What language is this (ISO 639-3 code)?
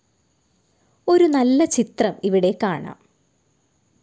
mal